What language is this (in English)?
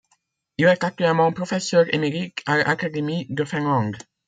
French